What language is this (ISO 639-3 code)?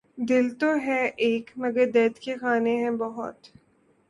urd